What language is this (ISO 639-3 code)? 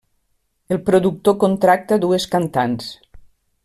cat